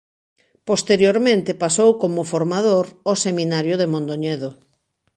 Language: Galician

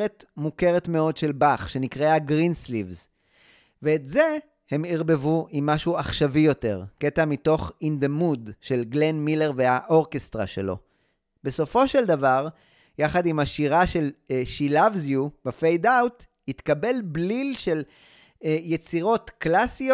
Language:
Hebrew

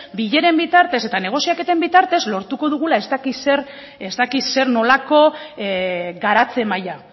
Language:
Basque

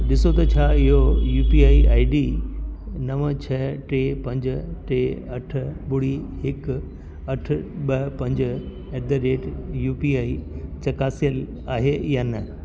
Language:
Sindhi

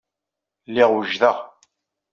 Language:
Kabyle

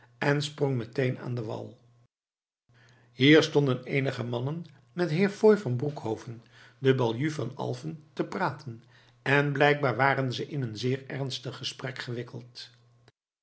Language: Dutch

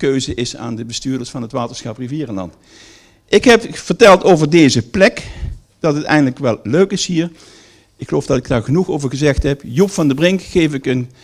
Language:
Dutch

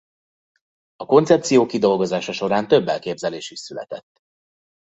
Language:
Hungarian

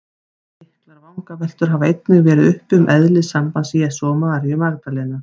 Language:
Icelandic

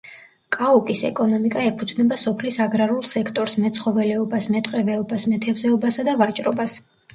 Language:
Georgian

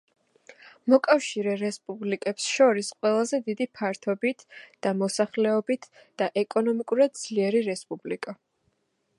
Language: Georgian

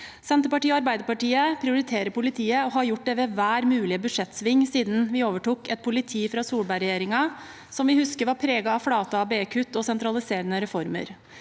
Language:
Norwegian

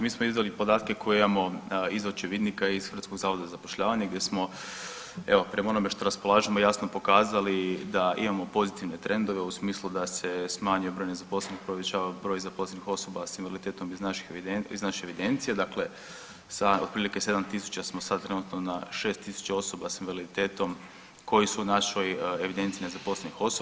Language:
Croatian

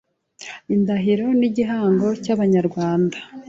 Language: Kinyarwanda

